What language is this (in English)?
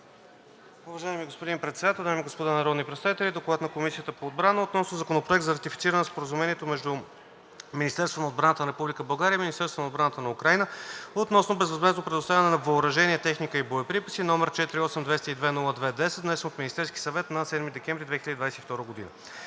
Bulgarian